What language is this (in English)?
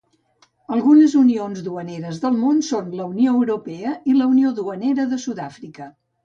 Catalan